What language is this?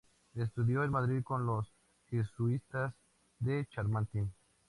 Spanish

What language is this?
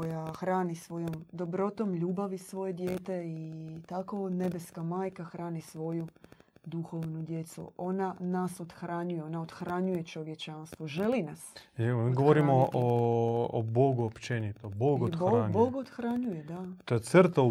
Croatian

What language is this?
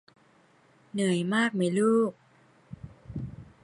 Thai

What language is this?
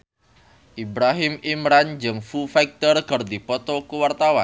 Sundanese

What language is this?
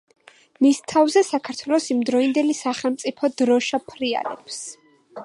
Georgian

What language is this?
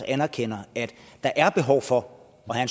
Danish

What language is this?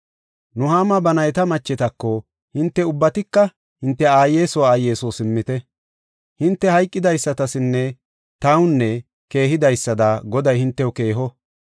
Gofa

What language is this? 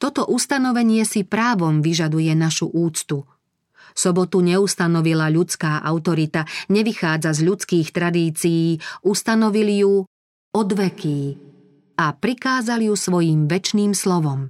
Slovak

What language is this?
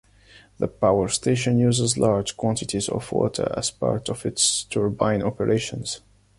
English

